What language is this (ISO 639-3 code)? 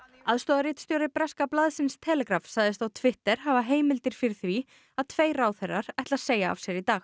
isl